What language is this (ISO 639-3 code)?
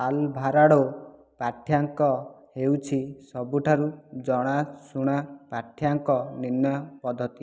ori